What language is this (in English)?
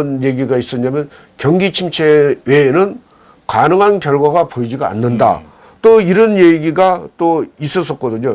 Korean